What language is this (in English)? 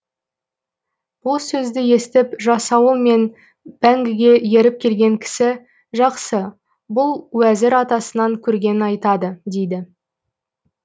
Kazakh